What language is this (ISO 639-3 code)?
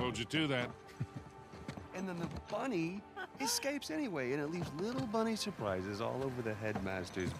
eng